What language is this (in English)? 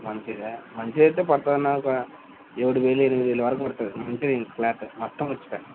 Telugu